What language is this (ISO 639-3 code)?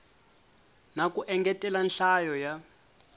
tso